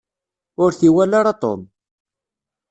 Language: Kabyle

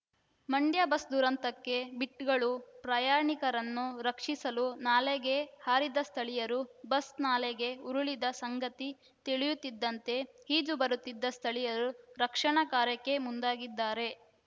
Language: Kannada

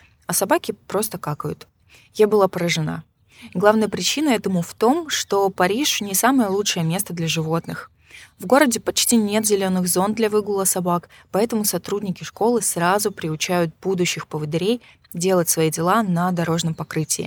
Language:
Russian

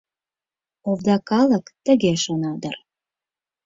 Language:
Mari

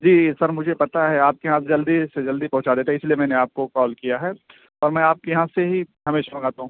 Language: Urdu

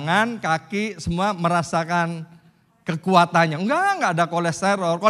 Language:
Indonesian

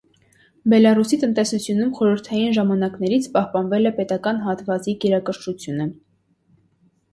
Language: Armenian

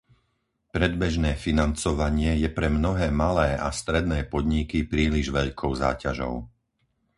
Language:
Slovak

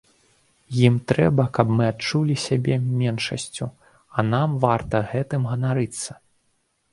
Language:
Belarusian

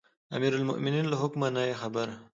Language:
Pashto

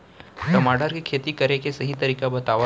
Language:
Chhattisgarhi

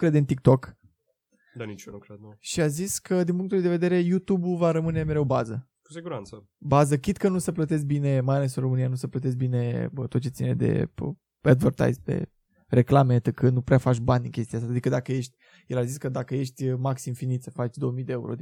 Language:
Romanian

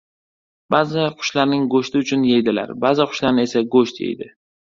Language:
Uzbek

